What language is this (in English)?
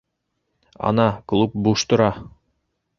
Bashkir